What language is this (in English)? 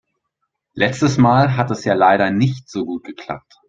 German